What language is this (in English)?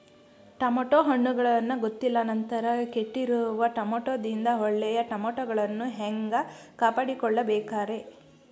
Kannada